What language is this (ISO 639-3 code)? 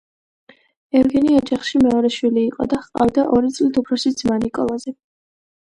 kat